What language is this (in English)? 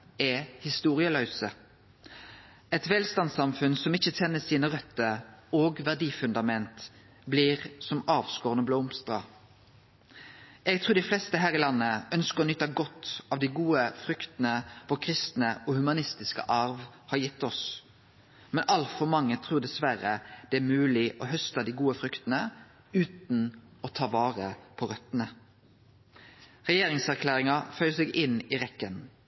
Norwegian Nynorsk